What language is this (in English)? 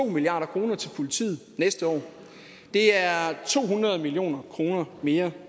Danish